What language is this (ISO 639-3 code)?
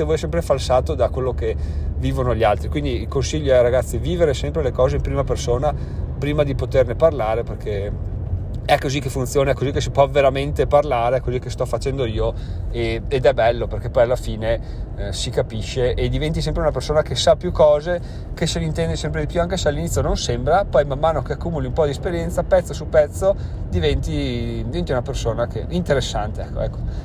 ita